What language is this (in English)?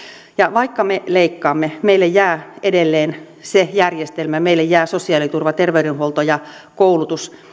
Finnish